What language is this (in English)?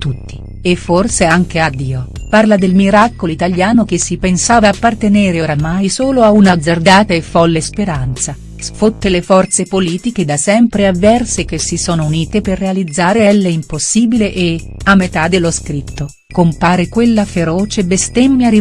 Italian